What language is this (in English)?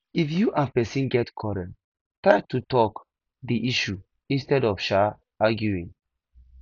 Nigerian Pidgin